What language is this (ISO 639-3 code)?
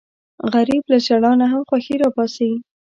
pus